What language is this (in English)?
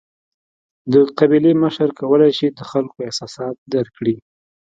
Pashto